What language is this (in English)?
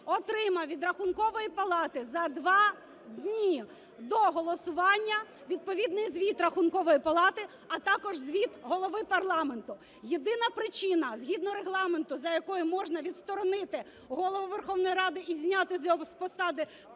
Ukrainian